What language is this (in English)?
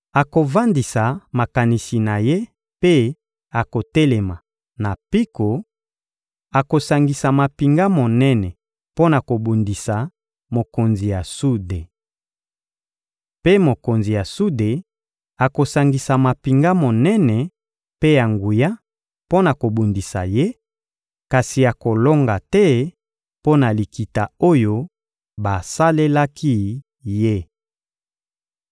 Lingala